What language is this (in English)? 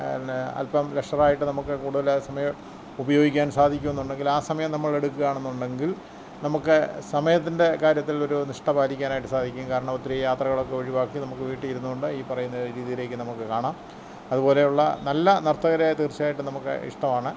Malayalam